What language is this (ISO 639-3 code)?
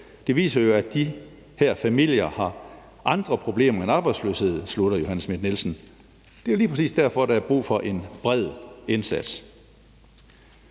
dan